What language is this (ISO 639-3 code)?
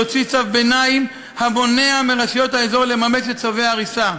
heb